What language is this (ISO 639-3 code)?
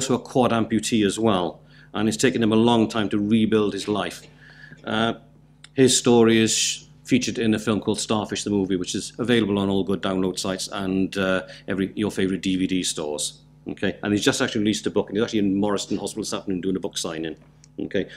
eng